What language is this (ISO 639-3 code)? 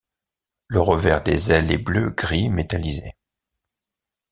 fra